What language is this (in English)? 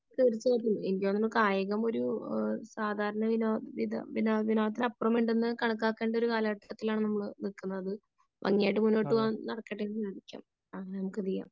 Malayalam